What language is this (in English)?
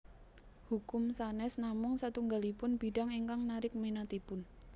Javanese